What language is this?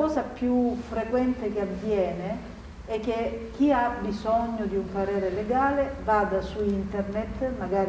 Italian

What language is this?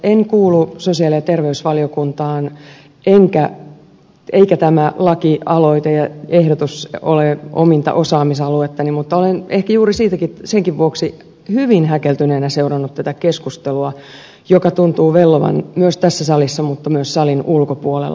Finnish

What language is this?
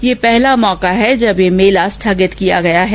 Hindi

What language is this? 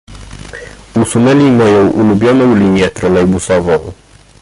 Polish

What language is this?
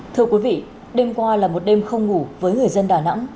Vietnamese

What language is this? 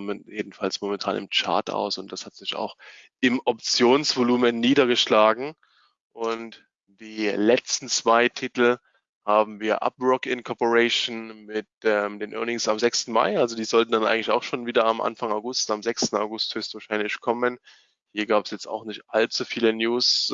German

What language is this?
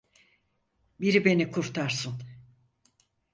Turkish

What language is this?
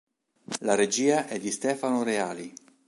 Italian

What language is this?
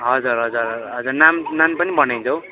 Nepali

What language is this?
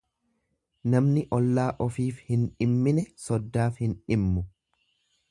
Oromo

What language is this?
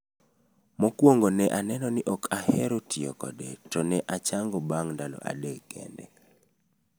Luo (Kenya and Tanzania)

